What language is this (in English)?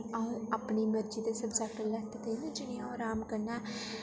Dogri